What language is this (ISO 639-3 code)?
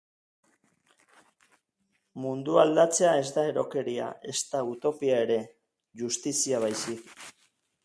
eus